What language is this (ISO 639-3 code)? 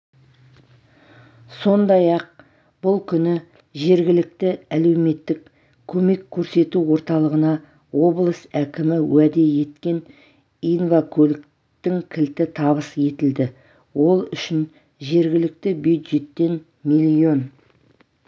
kaz